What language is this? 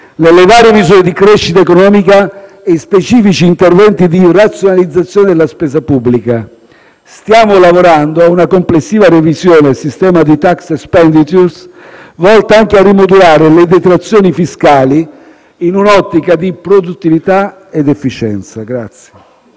Italian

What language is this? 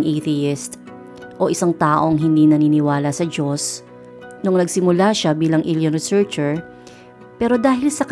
Filipino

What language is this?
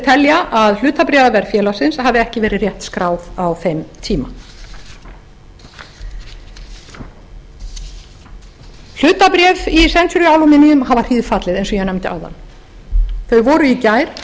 Icelandic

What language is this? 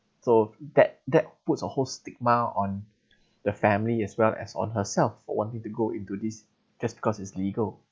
English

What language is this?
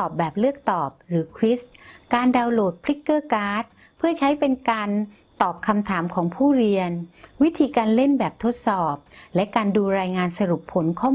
Thai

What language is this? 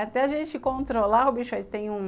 Portuguese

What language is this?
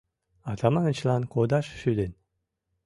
Mari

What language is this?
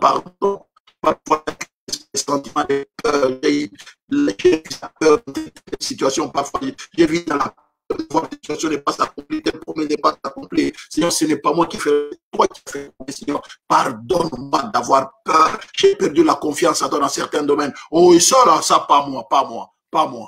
French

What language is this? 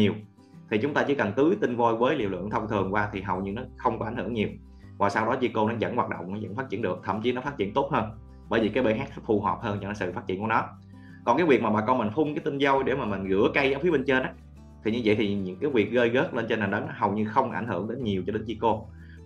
Vietnamese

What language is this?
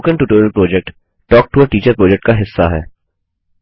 Hindi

